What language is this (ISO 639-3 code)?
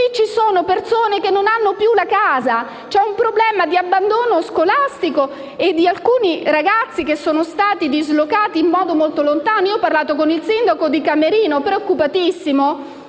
ita